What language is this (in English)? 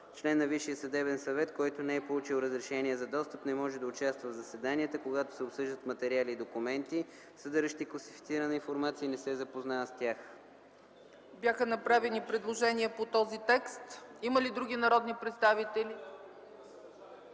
Bulgarian